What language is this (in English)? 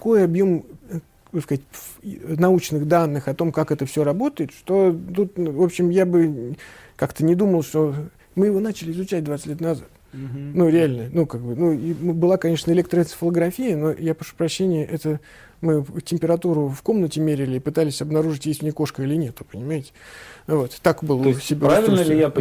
Russian